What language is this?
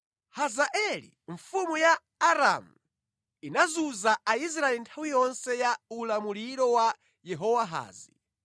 Nyanja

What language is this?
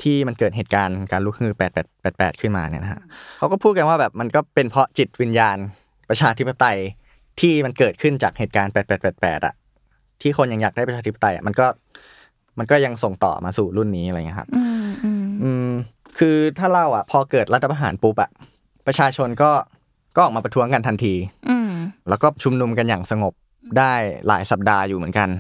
Thai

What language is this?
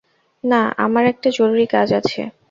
Bangla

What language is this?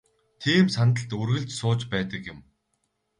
Mongolian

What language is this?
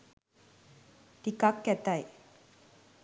Sinhala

